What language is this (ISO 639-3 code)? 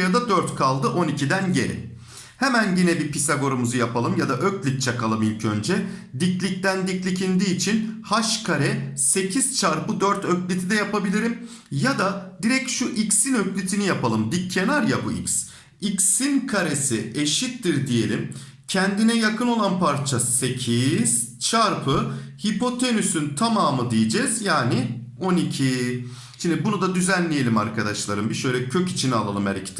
tur